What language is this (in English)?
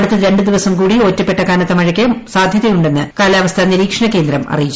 Malayalam